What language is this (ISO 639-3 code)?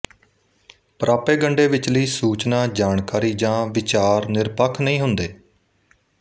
pan